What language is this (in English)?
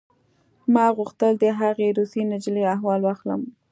Pashto